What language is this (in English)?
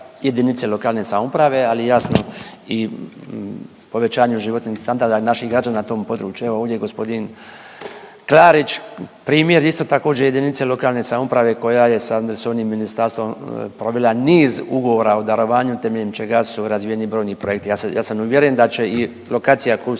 Croatian